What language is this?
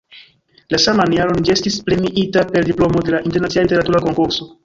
Esperanto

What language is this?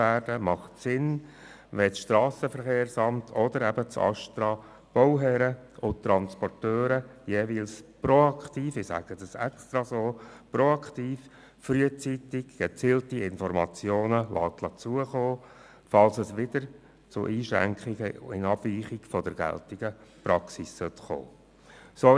Swiss German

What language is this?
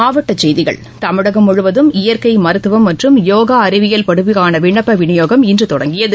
Tamil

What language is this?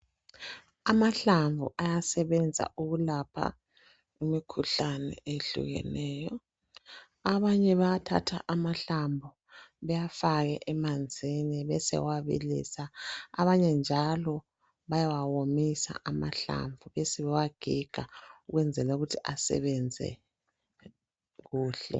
North Ndebele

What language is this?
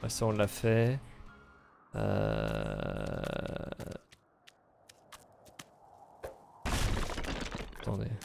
French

